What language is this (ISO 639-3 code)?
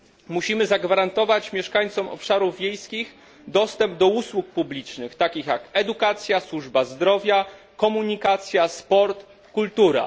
pol